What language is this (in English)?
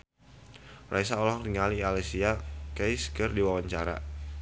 Sundanese